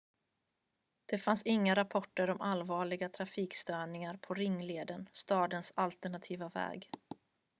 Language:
Swedish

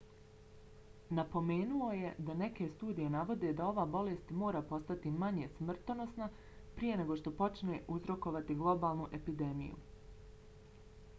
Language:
Bosnian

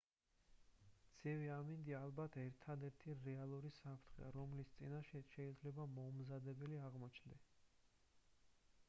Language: Georgian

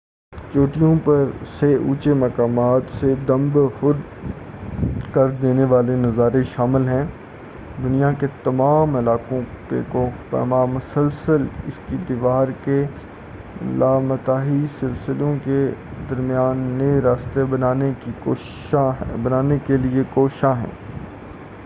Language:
Urdu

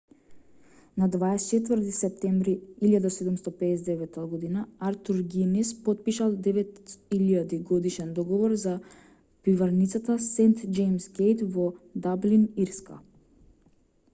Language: Macedonian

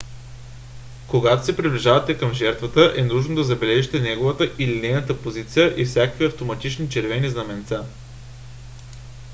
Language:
Bulgarian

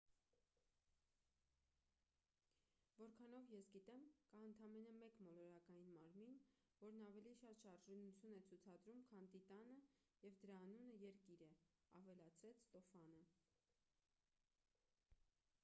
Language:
Armenian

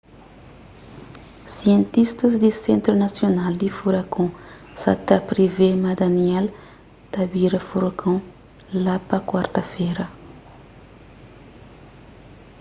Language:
Kabuverdianu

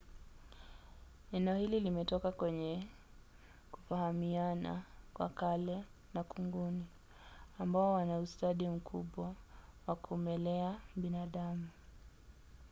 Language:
Swahili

